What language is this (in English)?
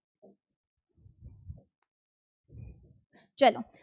Gujarati